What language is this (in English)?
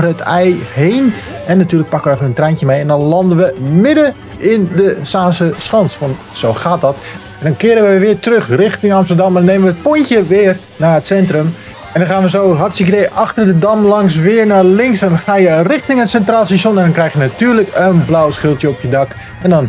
Dutch